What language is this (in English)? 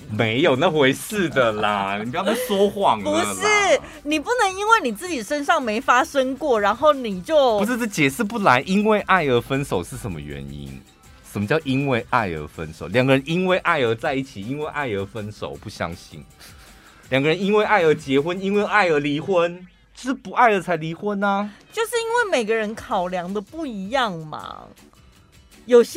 Chinese